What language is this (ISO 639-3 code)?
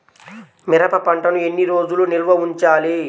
tel